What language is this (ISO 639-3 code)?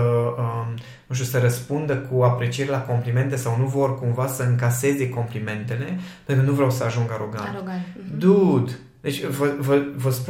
ron